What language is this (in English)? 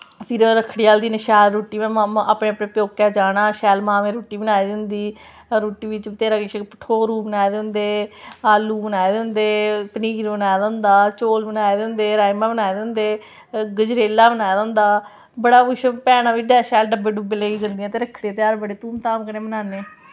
Dogri